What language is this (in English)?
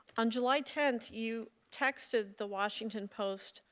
English